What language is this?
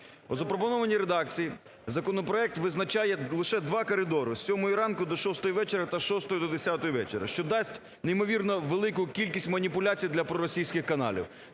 Ukrainian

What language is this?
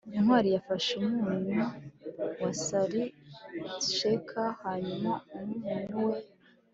Kinyarwanda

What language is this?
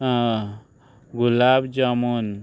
Konkani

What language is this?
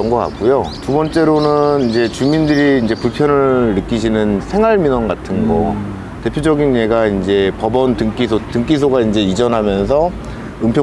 Korean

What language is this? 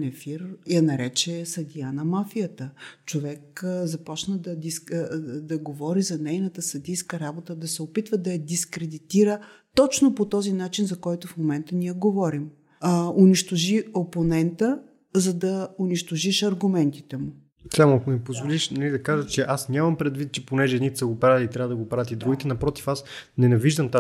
Bulgarian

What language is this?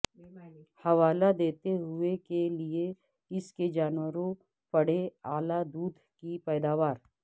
Urdu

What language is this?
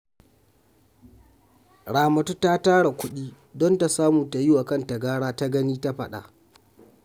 Hausa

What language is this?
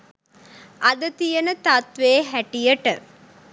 Sinhala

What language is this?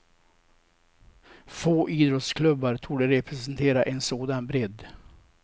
Swedish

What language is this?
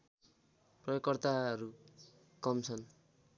Nepali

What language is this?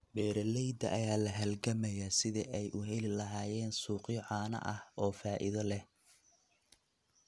Somali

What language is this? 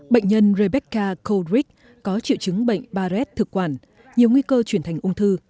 Vietnamese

